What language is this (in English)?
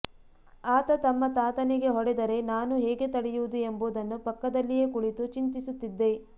Kannada